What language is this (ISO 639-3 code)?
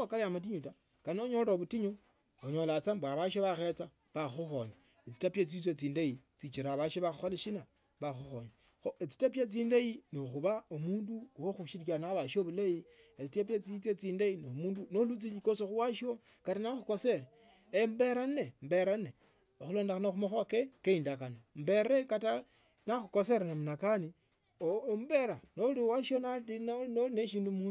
lto